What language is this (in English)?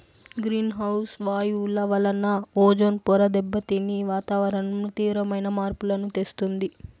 Telugu